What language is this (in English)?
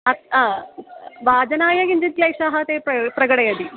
Sanskrit